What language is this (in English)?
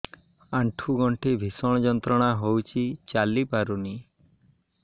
Odia